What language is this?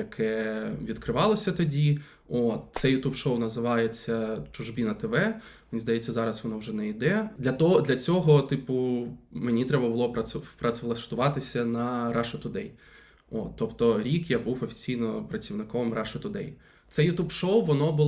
Ukrainian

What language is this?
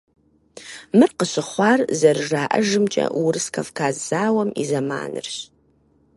Kabardian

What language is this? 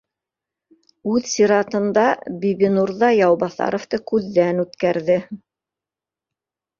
Bashkir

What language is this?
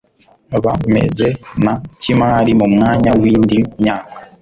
Kinyarwanda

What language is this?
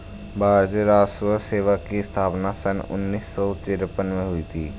Hindi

